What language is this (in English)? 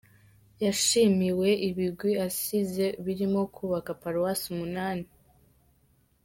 Kinyarwanda